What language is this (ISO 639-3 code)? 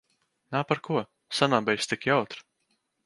lav